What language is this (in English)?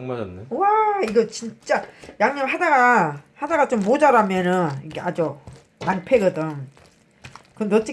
Korean